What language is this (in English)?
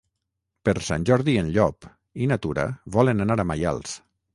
Catalan